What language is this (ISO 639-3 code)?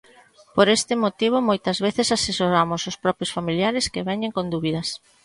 glg